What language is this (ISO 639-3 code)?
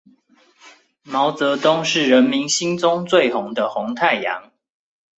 zho